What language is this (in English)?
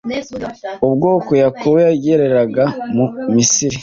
Kinyarwanda